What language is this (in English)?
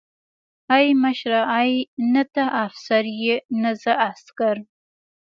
Pashto